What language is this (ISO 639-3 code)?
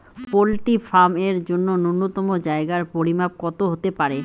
ben